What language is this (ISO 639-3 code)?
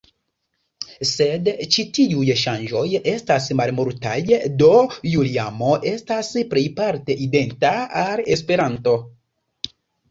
epo